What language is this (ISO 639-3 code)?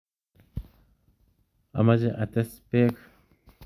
kln